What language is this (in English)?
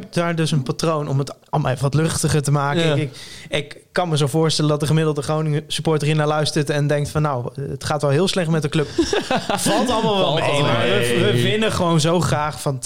Dutch